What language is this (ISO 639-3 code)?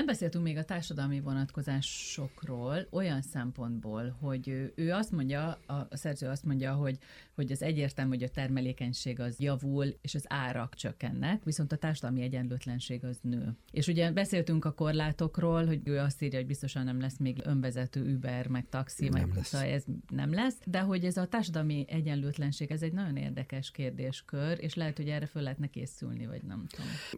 hun